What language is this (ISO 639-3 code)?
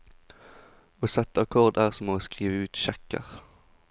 nor